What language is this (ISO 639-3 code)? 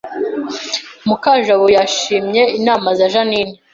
kin